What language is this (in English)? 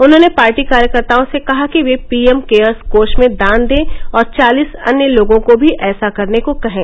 Hindi